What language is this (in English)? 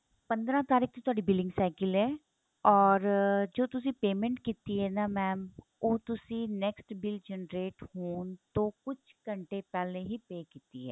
Punjabi